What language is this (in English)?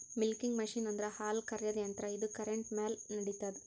Kannada